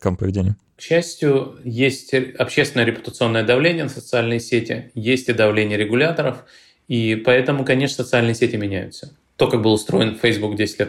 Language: Russian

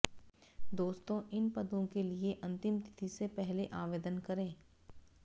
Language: Hindi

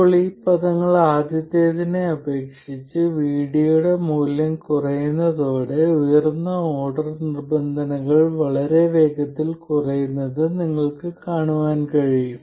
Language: Malayalam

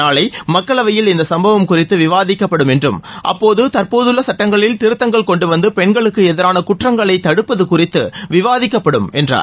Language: Tamil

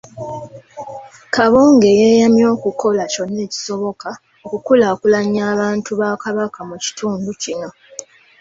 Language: Ganda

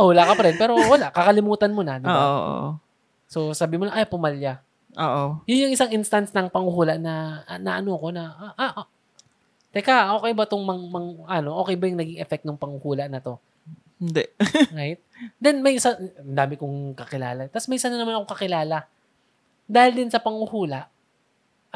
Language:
Filipino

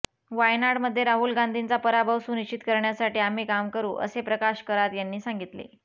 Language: Marathi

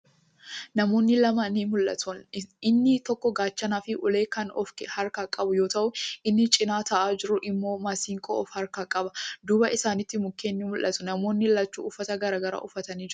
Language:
Oromo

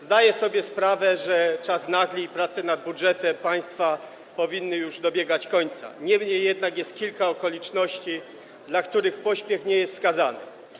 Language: Polish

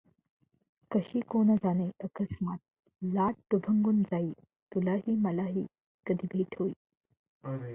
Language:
Marathi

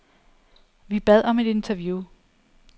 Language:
Danish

